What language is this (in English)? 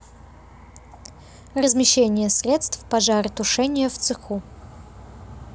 Russian